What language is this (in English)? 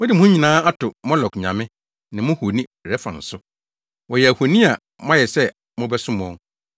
Akan